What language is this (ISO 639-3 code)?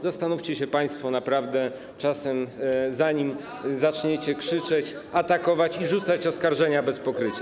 pol